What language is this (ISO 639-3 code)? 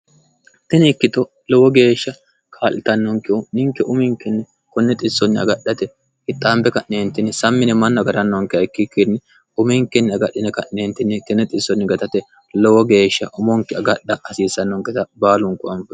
sid